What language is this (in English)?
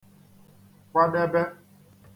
Igbo